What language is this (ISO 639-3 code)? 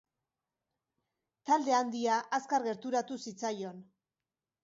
eus